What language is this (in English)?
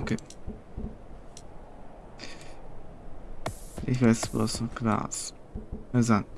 German